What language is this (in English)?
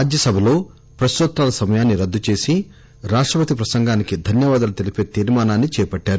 Telugu